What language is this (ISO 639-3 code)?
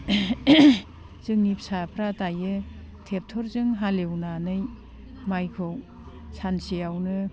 brx